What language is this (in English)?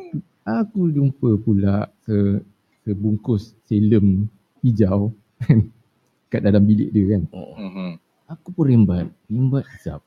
Malay